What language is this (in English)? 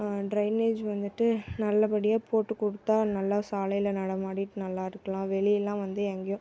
Tamil